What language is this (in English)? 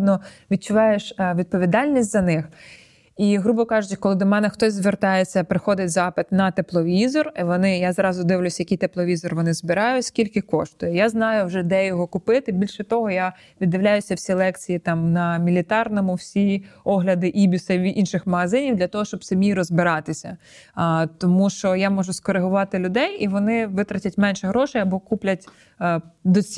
Ukrainian